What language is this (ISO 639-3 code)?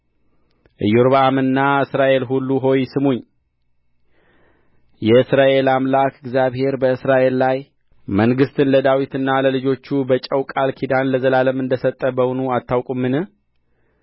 amh